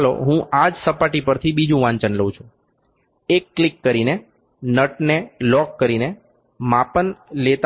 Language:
Gujarati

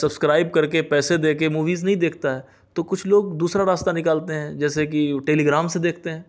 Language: Urdu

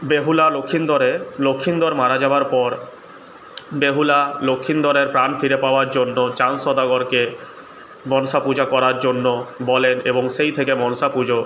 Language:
Bangla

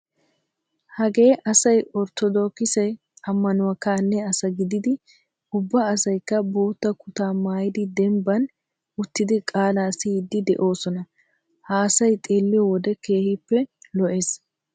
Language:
Wolaytta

